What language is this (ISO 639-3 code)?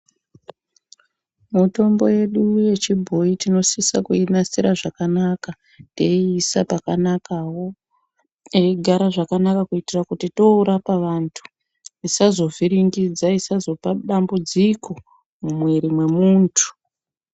ndc